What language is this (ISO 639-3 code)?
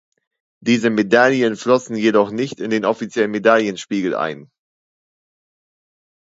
deu